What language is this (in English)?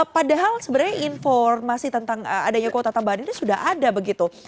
Indonesian